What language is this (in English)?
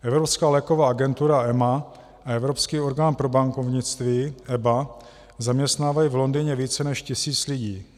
Czech